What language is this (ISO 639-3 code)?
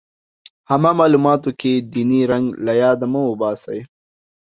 pus